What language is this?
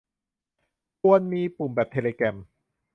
Thai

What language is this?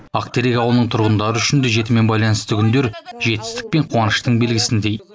Kazakh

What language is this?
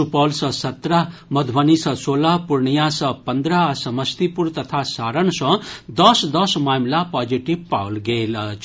Maithili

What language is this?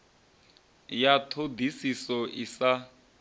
Venda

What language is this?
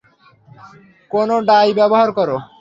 Bangla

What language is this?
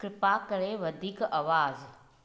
Sindhi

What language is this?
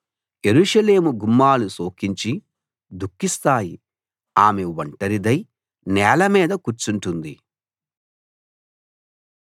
Telugu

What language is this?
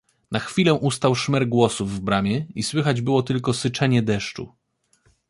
Polish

